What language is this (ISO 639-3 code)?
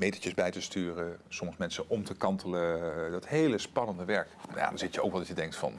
nld